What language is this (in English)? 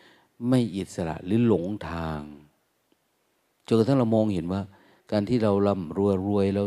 Thai